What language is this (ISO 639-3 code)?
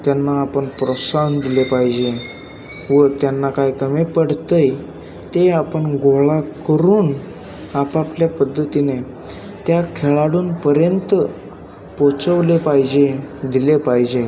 mar